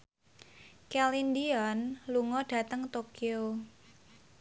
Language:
Javanese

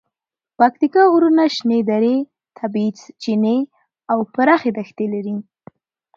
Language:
Pashto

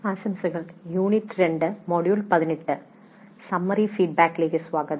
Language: Malayalam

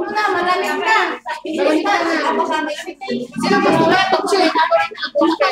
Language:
Filipino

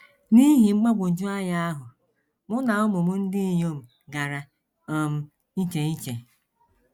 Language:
Igbo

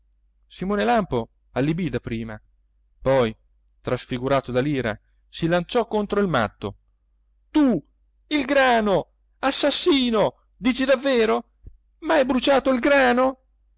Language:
Italian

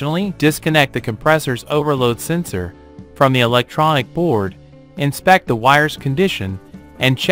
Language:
English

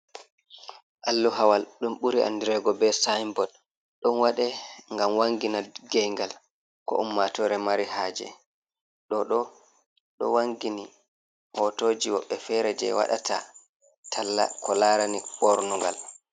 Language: Fula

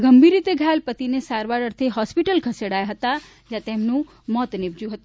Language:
Gujarati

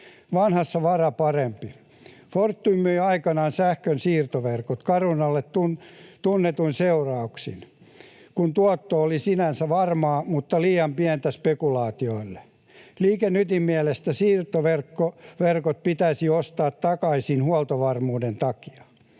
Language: Finnish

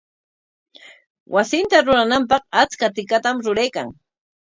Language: Corongo Ancash Quechua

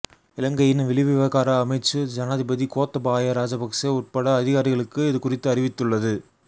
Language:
Tamil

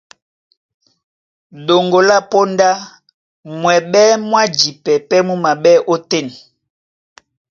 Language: Duala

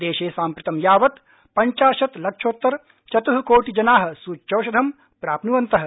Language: Sanskrit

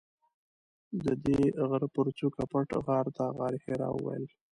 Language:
Pashto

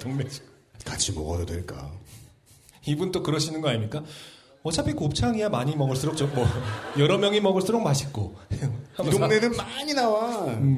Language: Korean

